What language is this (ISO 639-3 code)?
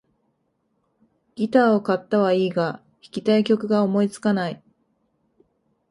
jpn